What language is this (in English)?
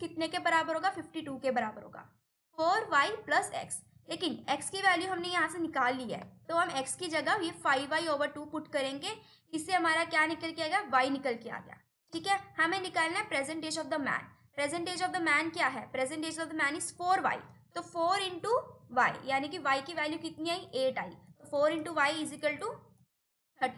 Hindi